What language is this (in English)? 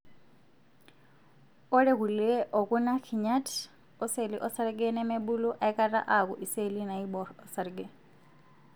Masai